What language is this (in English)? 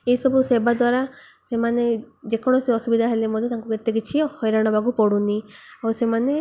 Odia